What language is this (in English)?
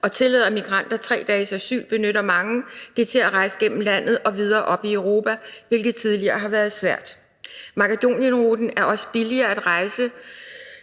Danish